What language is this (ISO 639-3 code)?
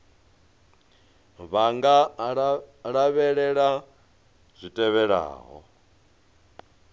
ven